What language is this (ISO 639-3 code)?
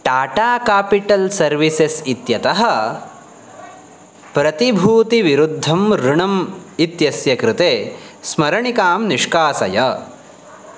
san